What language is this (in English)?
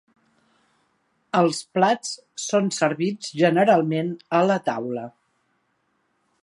Catalan